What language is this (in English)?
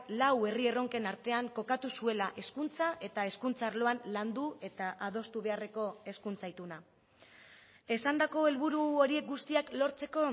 Basque